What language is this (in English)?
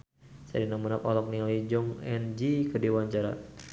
Sundanese